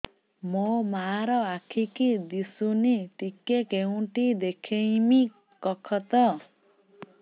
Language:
Odia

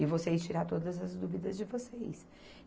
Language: Portuguese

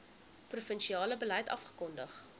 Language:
Afrikaans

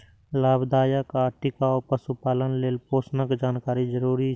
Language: Maithili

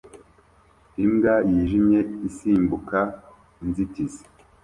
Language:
Kinyarwanda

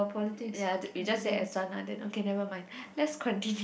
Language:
English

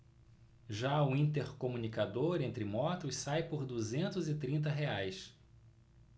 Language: Portuguese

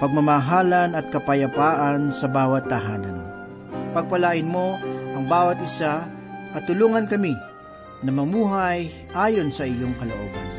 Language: Filipino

